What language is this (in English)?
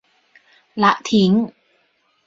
Thai